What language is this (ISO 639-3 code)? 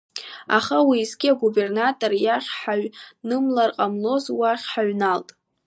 abk